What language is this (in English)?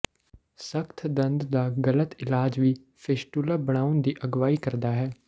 Punjabi